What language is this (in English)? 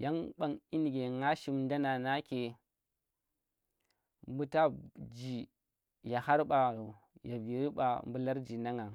Tera